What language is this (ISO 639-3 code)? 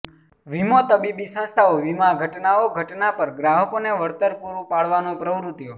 guj